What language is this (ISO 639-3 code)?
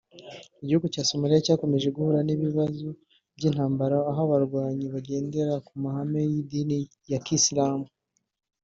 kin